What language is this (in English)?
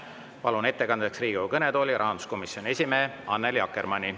Estonian